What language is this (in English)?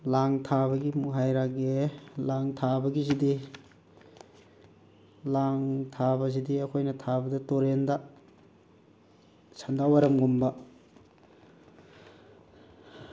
Manipuri